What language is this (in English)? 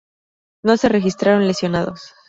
Spanish